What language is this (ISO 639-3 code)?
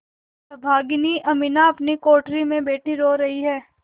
hin